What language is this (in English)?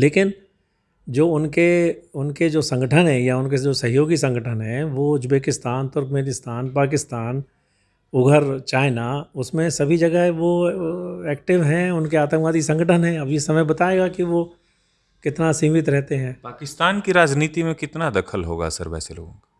Hindi